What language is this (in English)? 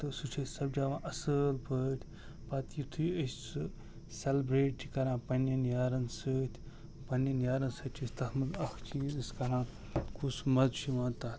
Kashmiri